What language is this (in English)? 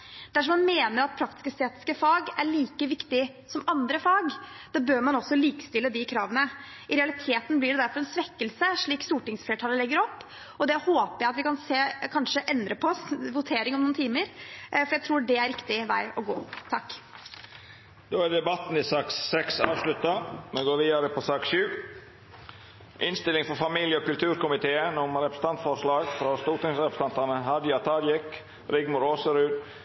Norwegian